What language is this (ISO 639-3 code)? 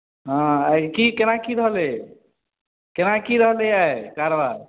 mai